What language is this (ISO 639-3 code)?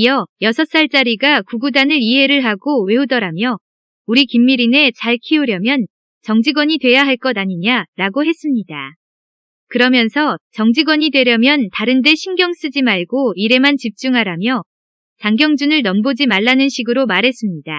kor